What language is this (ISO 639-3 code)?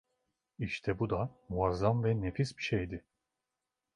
tur